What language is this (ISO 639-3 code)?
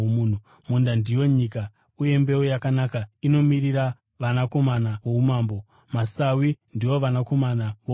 sna